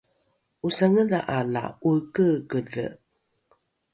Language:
Rukai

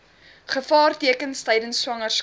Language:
Afrikaans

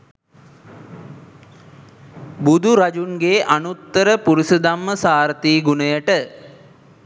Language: Sinhala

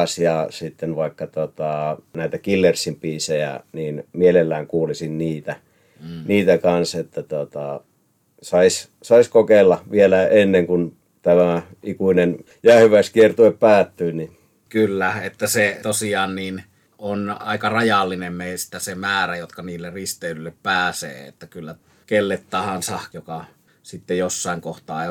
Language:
Finnish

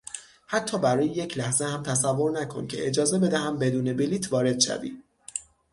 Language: Persian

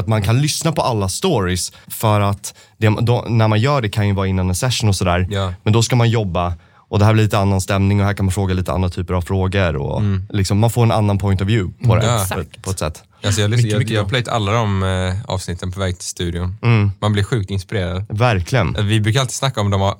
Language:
Swedish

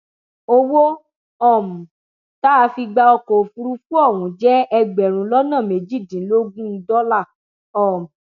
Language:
Yoruba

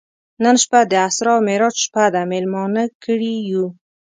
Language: Pashto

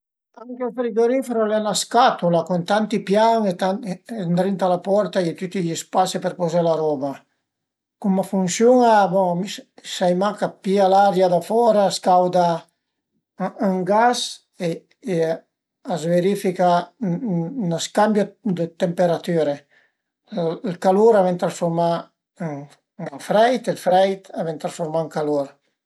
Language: Piedmontese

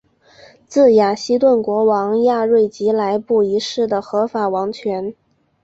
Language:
Chinese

